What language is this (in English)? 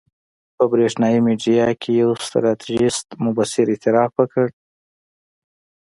Pashto